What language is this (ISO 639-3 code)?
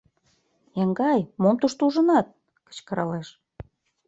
chm